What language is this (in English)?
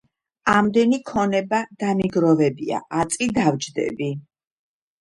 Georgian